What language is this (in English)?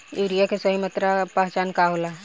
Bhojpuri